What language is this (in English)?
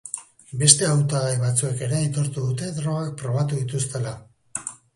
Basque